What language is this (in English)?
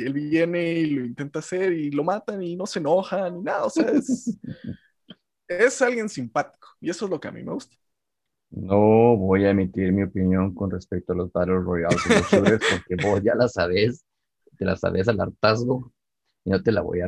Spanish